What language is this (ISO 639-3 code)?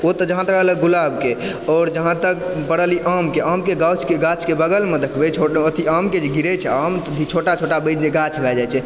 mai